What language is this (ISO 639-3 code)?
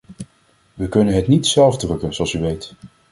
nld